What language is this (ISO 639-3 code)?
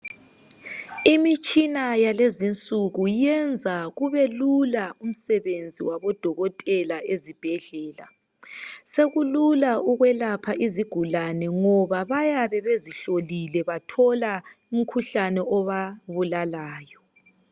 nde